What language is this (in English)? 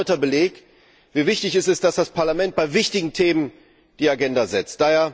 German